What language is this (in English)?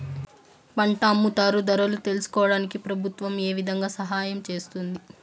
Telugu